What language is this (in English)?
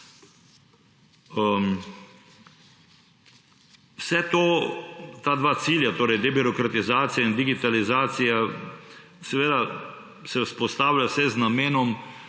Slovenian